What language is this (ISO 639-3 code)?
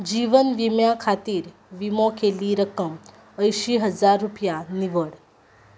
kok